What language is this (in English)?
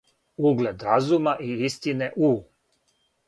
Serbian